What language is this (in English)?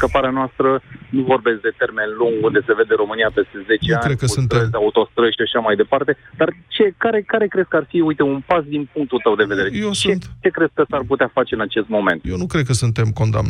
Romanian